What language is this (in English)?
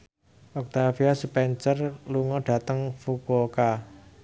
Javanese